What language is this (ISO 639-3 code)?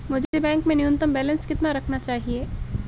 hin